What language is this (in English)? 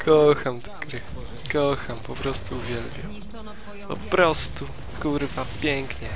Polish